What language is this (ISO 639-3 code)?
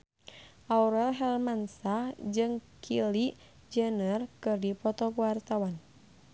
sun